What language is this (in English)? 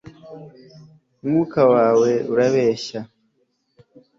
Kinyarwanda